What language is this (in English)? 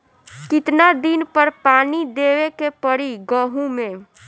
Bhojpuri